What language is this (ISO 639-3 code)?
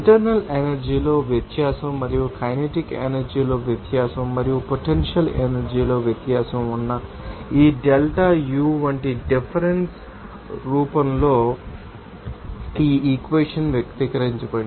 tel